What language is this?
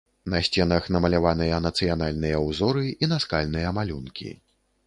Belarusian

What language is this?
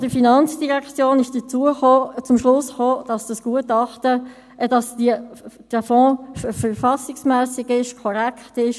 Swiss German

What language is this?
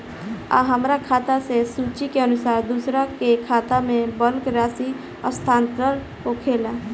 Bhojpuri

